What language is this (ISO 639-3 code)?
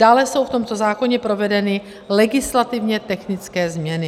ces